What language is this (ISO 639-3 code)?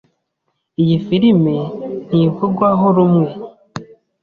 kin